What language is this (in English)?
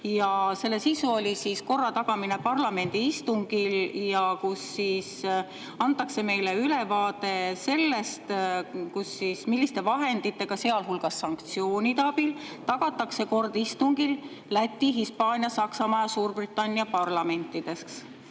Estonian